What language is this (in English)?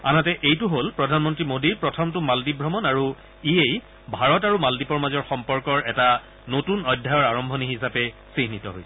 Assamese